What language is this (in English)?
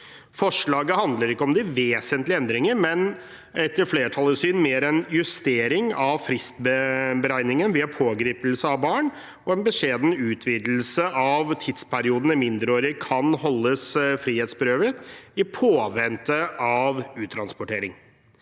Norwegian